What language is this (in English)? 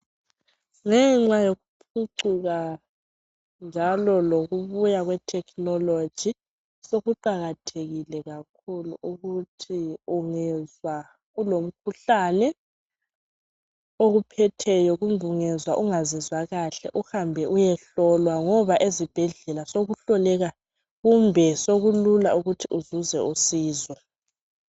North Ndebele